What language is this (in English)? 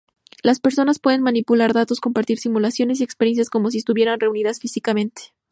Spanish